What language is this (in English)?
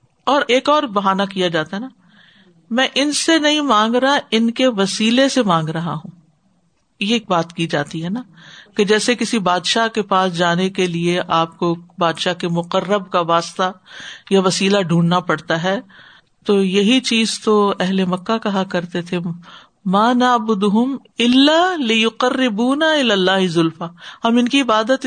Urdu